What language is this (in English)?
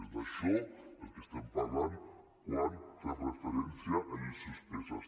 Catalan